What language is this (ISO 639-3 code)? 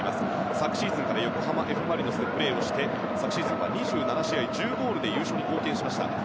jpn